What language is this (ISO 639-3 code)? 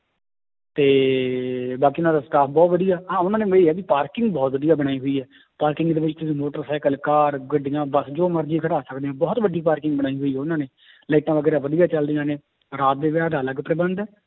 pan